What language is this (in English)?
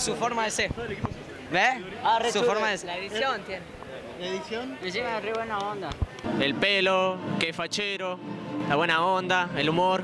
Spanish